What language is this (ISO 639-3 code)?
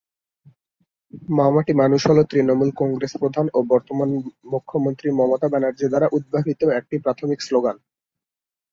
ben